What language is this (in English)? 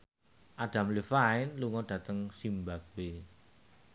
Javanese